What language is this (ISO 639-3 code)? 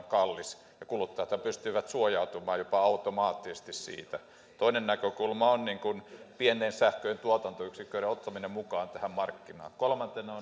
fin